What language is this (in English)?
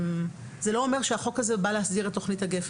Hebrew